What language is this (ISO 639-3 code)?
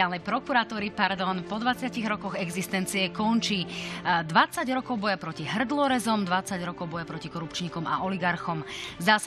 slk